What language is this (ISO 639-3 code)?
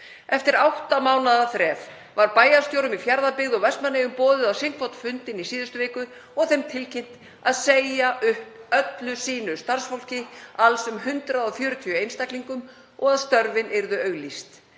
isl